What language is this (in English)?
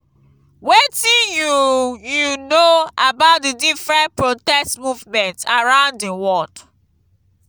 Nigerian Pidgin